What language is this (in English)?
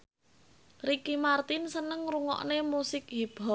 Javanese